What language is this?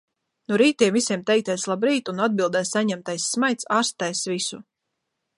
Latvian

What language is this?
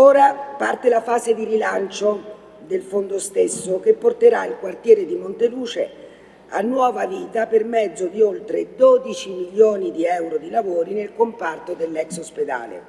Italian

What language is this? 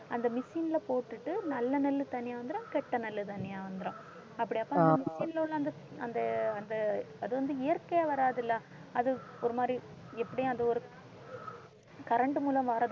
Tamil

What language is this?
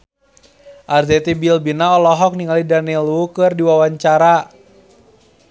Sundanese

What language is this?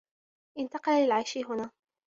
Arabic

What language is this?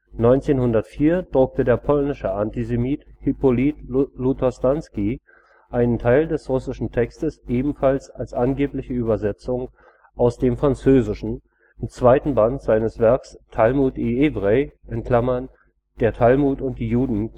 German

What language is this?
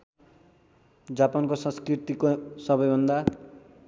Nepali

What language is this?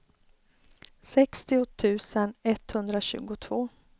Swedish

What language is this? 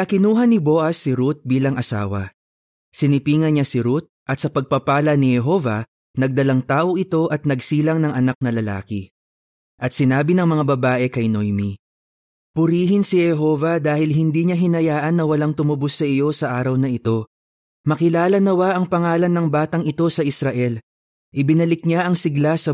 Filipino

